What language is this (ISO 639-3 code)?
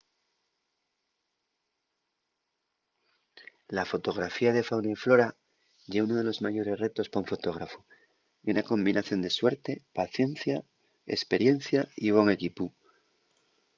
ast